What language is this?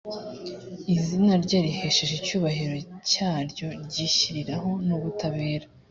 Kinyarwanda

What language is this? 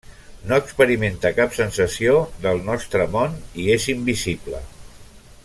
Catalan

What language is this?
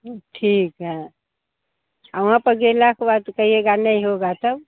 Hindi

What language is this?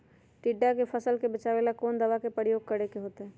Magahi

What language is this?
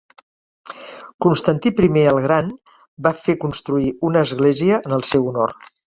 Catalan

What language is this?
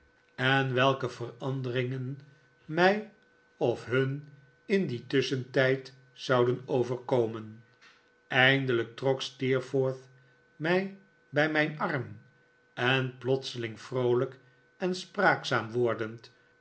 Dutch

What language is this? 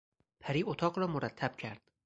Persian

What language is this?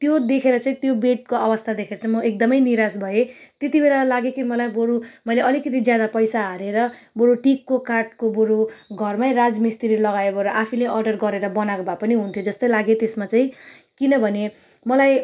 Nepali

